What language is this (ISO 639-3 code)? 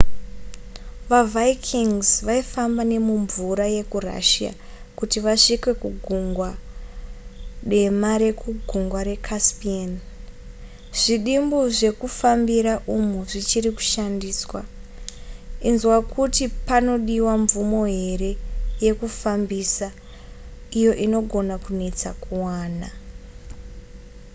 sna